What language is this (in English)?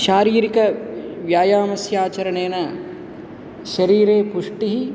Sanskrit